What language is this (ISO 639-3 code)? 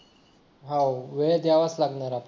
mar